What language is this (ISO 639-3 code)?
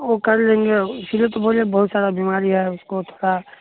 mai